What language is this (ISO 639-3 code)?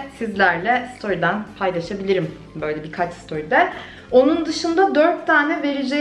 tur